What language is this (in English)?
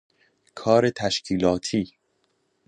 Persian